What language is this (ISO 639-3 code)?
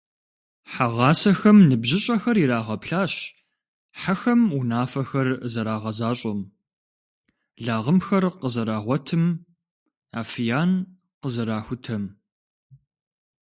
kbd